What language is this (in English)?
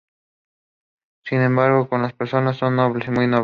Spanish